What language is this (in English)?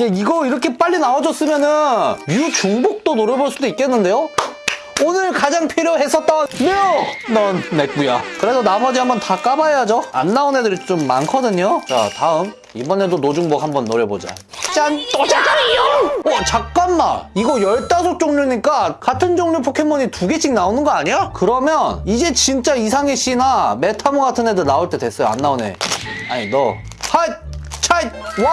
Korean